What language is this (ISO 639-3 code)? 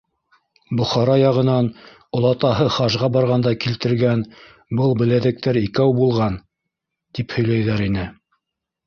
bak